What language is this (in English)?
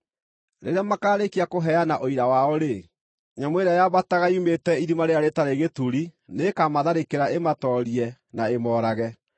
Kikuyu